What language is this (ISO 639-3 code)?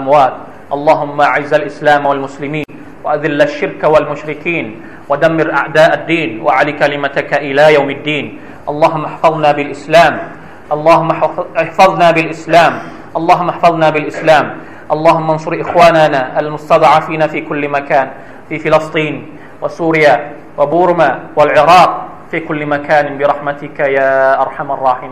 tha